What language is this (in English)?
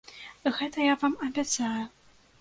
Belarusian